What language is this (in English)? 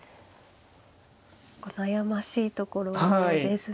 Japanese